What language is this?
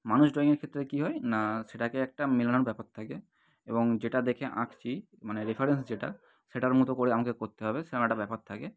Bangla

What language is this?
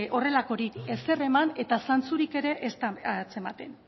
Basque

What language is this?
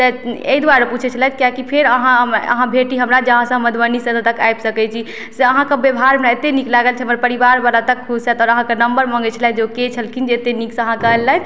Maithili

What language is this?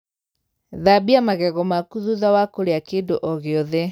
Kikuyu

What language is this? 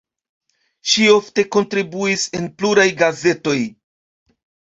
Esperanto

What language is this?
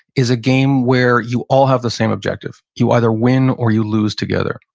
English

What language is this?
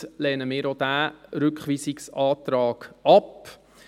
Swiss German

